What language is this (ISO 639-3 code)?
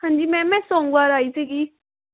pan